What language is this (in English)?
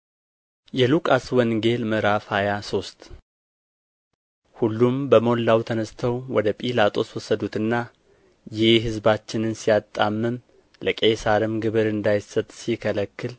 Amharic